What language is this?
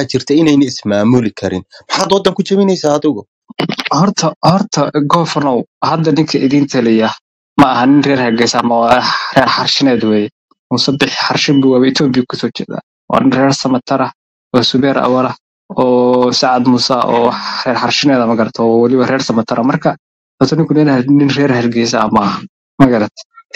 Arabic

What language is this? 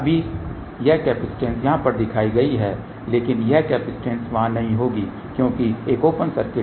Hindi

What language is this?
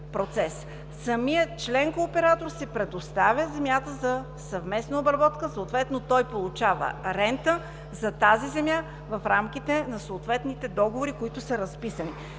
Bulgarian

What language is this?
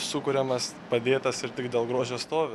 Lithuanian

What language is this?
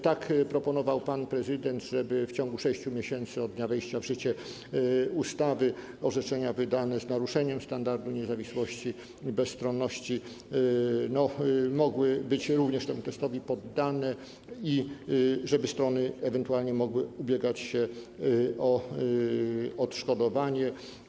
Polish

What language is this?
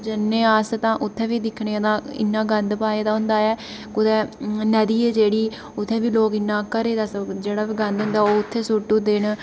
Dogri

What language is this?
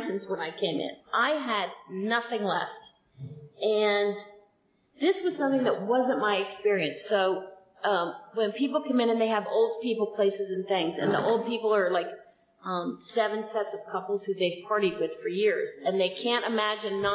English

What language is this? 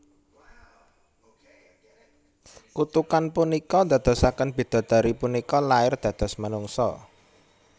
Javanese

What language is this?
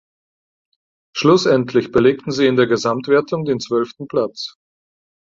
German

